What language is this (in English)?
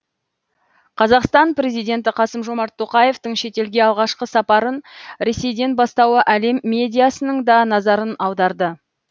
Kazakh